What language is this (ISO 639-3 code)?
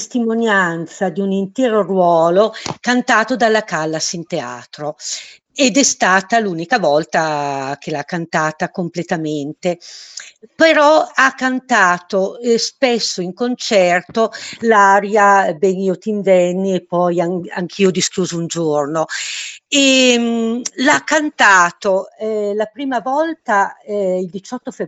ita